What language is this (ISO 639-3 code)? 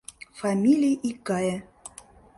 chm